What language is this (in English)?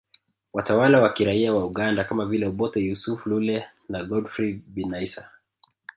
Swahili